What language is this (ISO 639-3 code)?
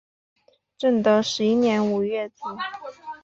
zho